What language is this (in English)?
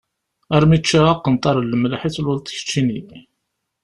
Kabyle